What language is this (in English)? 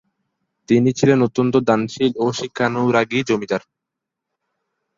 Bangla